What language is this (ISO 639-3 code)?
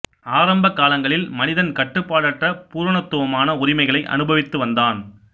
tam